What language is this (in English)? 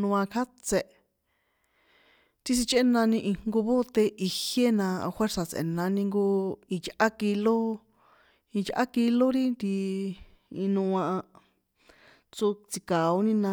San Juan Atzingo Popoloca